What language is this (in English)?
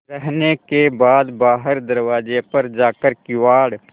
Hindi